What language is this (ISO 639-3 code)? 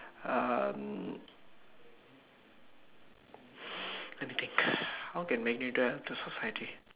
eng